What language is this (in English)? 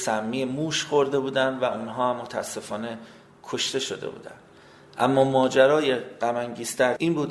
Persian